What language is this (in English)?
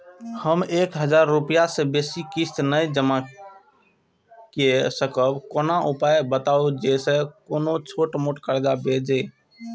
Maithili